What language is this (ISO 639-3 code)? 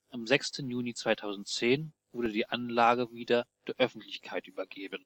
deu